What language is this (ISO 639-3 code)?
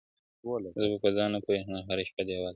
pus